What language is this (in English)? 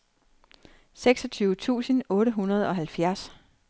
Danish